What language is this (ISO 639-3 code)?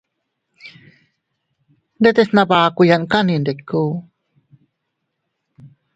cut